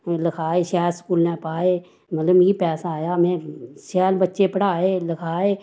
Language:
Dogri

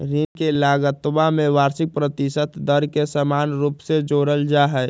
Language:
Magahi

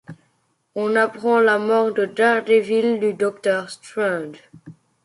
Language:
French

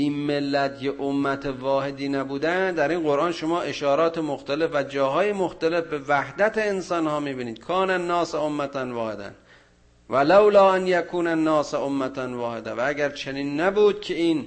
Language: Persian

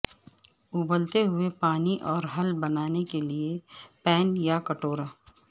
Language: Urdu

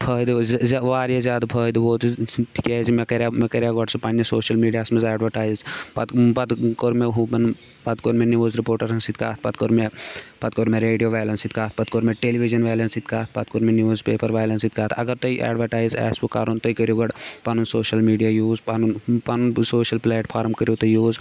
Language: Kashmiri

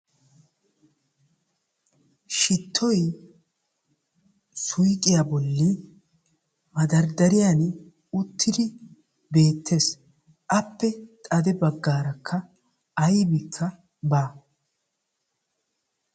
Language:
Wolaytta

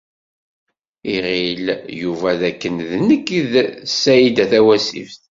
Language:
Kabyle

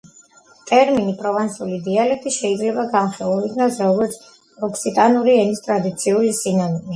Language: Georgian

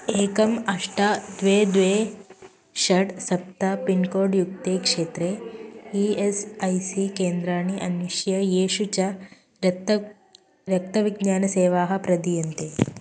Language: Sanskrit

